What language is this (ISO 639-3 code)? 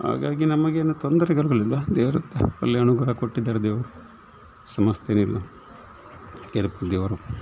kan